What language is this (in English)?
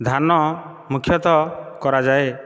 Odia